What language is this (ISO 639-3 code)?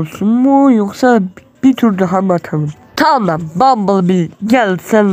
tur